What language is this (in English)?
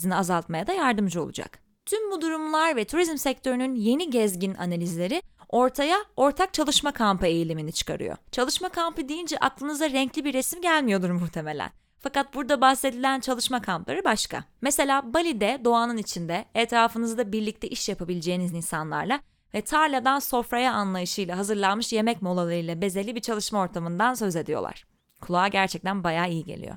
Turkish